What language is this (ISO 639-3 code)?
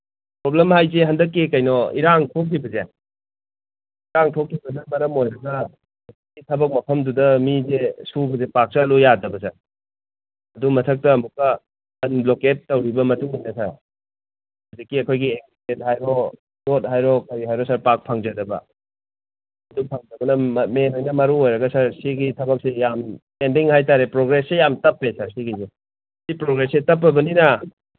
mni